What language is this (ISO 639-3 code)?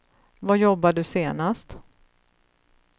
swe